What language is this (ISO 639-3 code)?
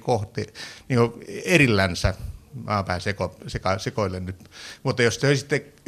fin